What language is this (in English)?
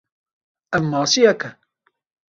Kurdish